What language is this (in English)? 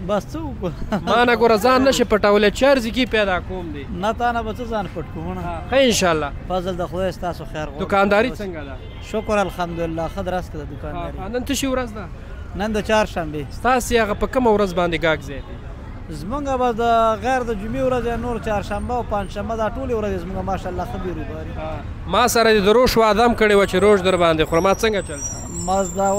Arabic